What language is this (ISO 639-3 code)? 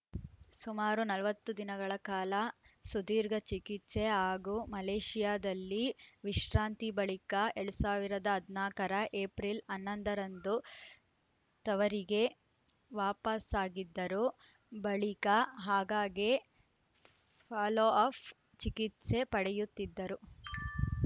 kan